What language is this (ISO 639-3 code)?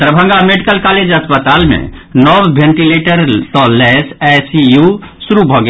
mai